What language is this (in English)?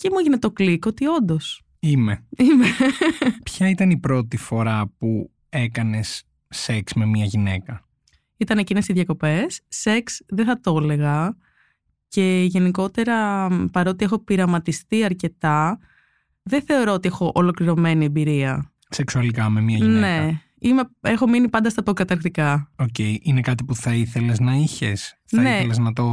Greek